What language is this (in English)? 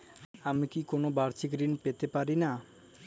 Bangla